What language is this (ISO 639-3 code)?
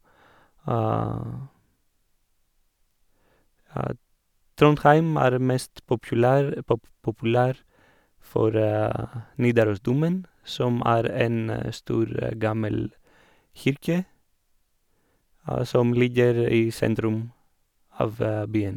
nor